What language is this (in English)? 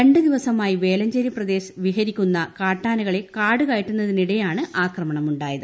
Malayalam